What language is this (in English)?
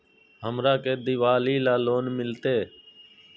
Magahi